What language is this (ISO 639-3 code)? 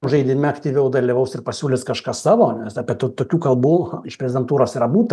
lit